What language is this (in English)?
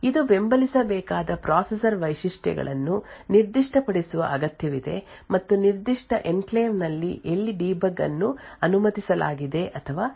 Kannada